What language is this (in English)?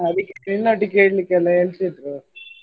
Kannada